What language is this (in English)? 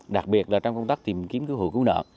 Vietnamese